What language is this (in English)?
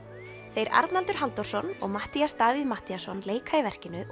Icelandic